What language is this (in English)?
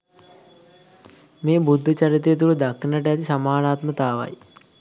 Sinhala